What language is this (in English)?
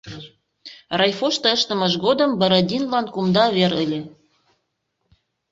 Mari